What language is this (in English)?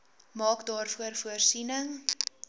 Afrikaans